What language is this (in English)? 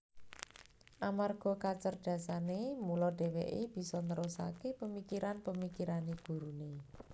Javanese